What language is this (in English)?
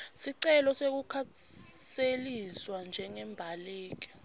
Swati